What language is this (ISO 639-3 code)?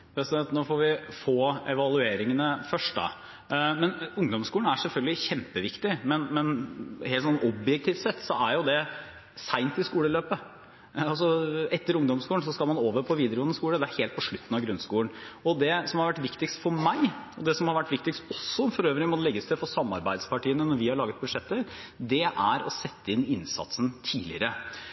nob